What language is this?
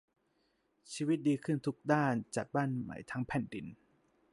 Thai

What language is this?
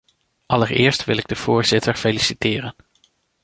Dutch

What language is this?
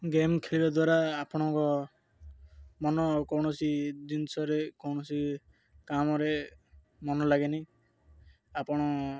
Odia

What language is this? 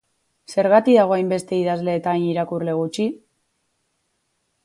Basque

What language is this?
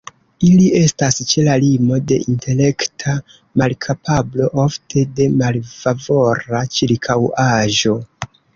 Esperanto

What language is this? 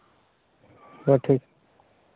Santali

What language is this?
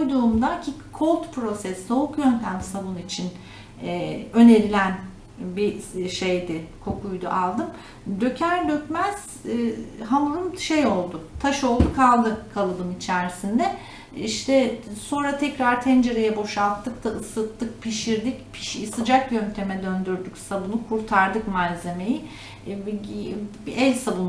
Turkish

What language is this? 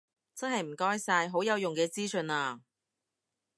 Cantonese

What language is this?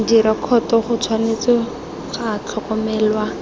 Tswana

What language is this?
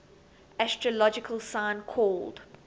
English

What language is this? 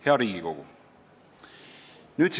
Estonian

